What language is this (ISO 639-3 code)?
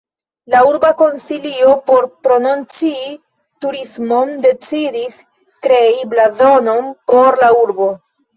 epo